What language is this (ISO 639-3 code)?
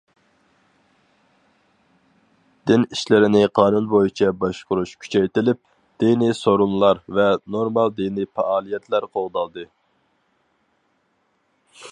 uig